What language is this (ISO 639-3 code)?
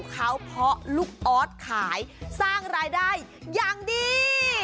tha